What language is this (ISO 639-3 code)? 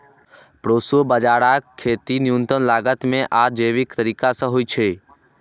mai